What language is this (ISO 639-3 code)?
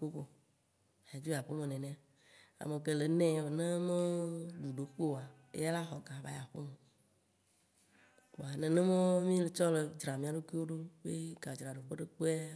wci